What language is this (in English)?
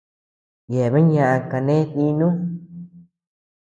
Tepeuxila Cuicatec